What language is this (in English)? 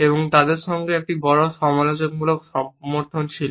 Bangla